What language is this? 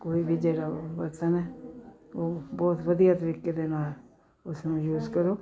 Punjabi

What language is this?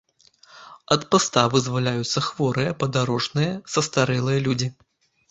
Belarusian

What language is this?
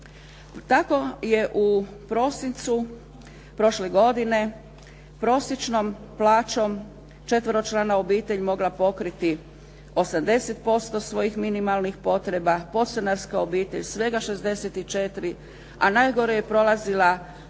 Croatian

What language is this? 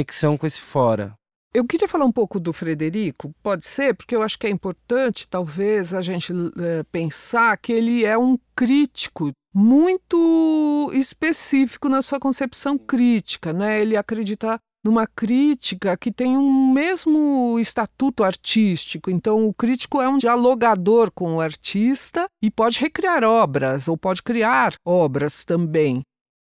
Portuguese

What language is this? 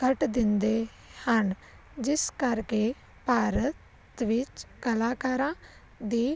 Punjabi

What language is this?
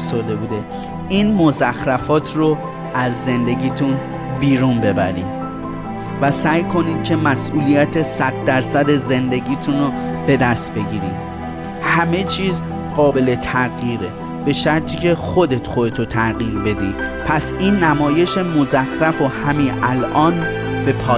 Persian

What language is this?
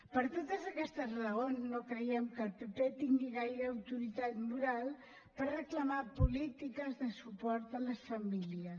Catalan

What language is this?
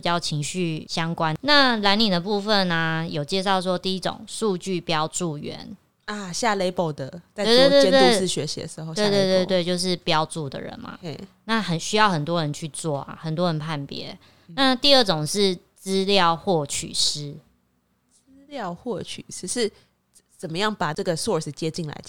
Chinese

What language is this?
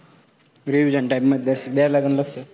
Marathi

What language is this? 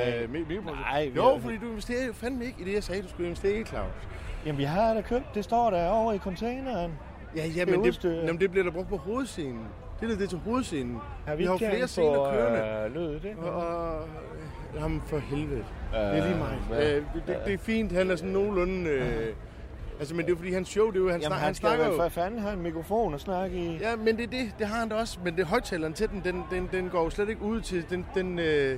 Danish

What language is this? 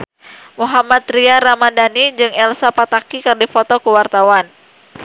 Sundanese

